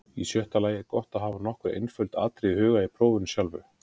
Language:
Icelandic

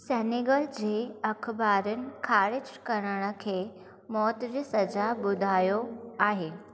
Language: Sindhi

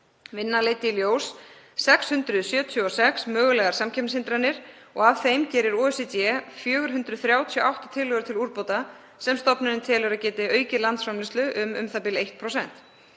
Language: Icelandic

